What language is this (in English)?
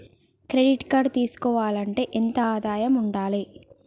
Telugu